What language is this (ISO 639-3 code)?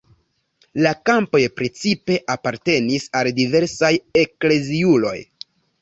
epo